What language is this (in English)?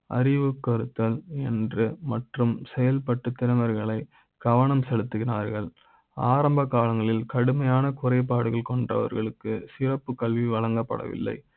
Tamil